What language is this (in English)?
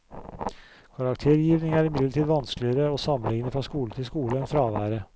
Norwegian